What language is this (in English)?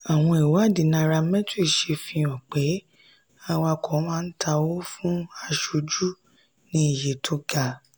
Yoruba